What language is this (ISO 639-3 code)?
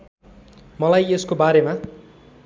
nep